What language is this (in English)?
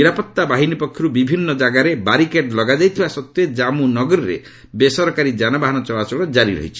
Odia